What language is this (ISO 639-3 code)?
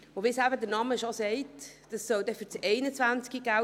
gsw